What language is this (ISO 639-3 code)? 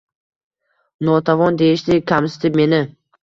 uzb